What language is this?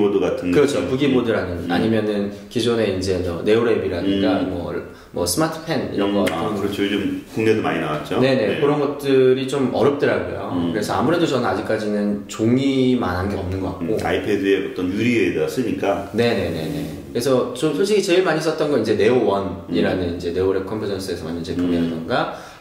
Korean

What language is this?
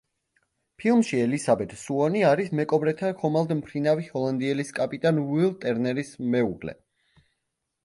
Georgian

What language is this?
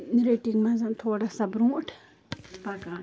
Kashmiri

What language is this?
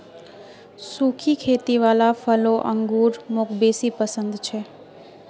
Magahi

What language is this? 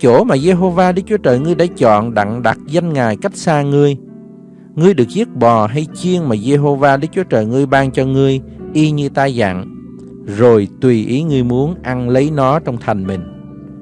Vietnamese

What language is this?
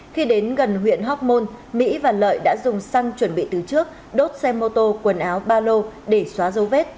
Vietnamese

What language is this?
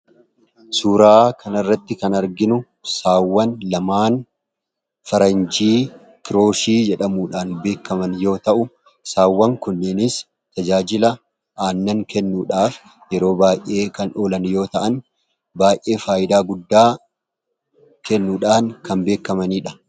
Oromo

